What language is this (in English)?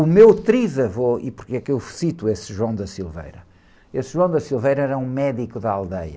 Portuguese